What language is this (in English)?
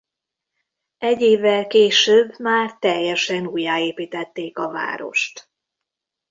Hungarian